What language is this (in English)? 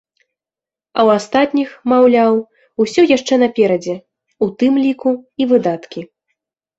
Belarusian